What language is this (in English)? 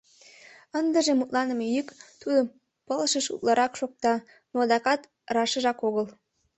Mari